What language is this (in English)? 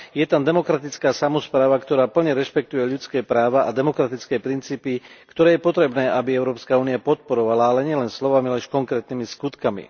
Slovak